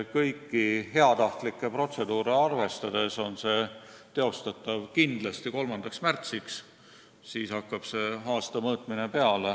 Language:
Estonian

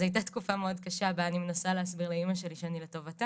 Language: Hebrew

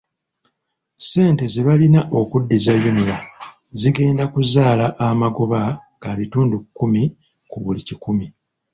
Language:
Ganda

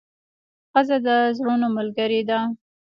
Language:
Pashto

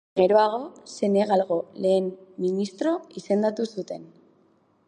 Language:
Basque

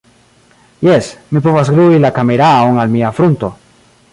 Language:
Esperanto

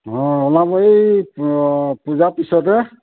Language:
Assamese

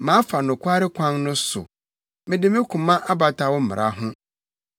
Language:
Akan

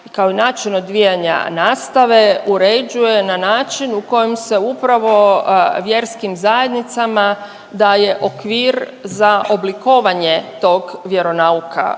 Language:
Croatian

